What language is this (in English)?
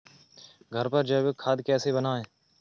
Hindi